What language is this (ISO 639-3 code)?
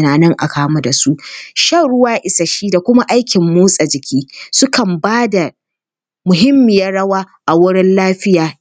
hau